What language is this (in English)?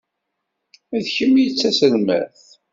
Kabyle